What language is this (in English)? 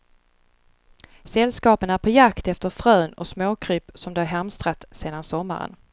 Swedish